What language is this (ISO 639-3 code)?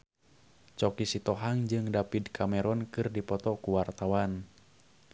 sun